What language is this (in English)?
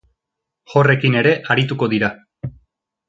Basque